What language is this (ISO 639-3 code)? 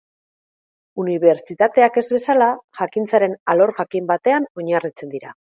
eus